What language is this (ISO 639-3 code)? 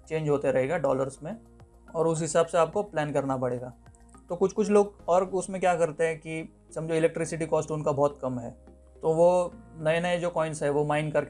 hin